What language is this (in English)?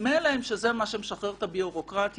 Hebrew